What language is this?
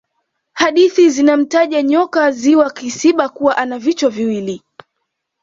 Swahili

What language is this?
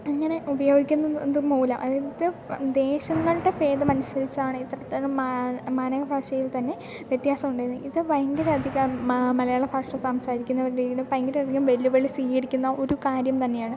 Malayalam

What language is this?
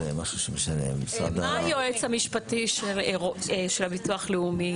Hebrew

